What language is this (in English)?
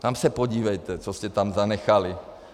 Czech